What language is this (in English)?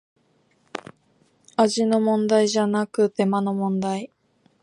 Japanese